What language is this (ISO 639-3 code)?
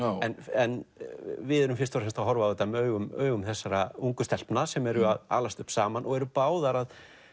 isl